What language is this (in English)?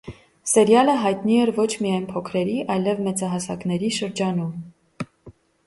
Armenian